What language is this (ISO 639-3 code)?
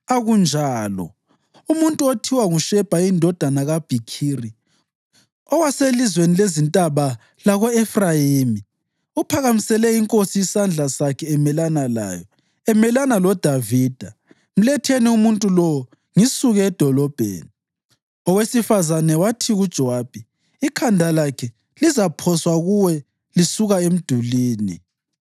nde